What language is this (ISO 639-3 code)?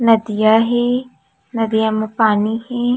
hne